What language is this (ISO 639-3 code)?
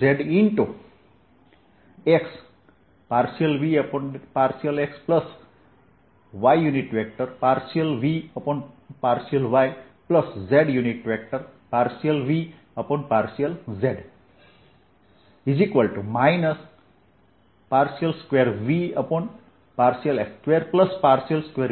guj